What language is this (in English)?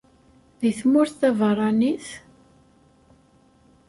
Kabyle